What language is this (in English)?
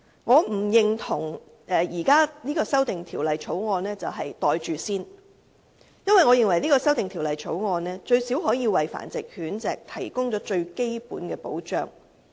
Cantonese